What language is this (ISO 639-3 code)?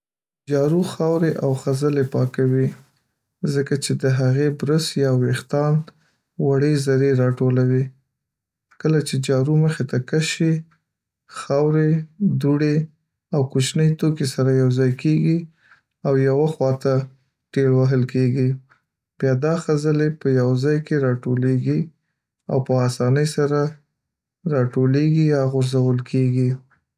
pus